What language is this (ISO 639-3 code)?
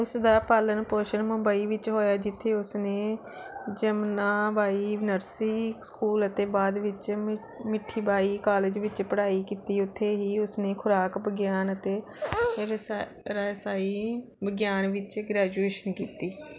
pan